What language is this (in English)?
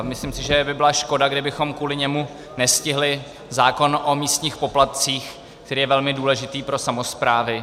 Czech